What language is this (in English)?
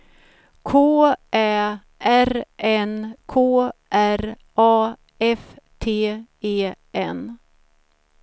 Swedish